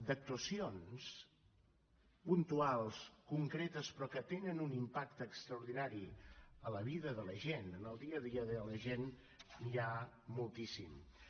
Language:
Catalan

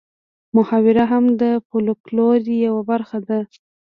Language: Pashto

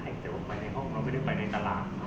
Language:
Thai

